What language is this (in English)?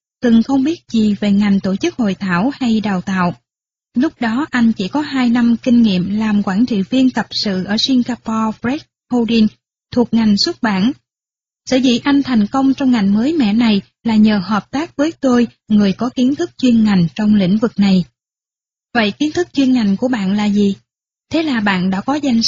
Vietnamese